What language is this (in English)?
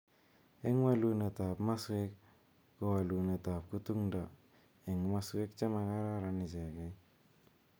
Kalenjin